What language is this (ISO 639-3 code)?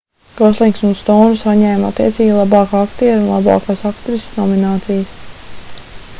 lav